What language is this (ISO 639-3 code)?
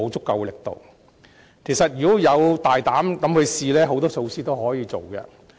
yue